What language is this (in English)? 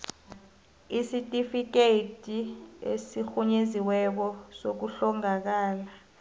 South Ndebele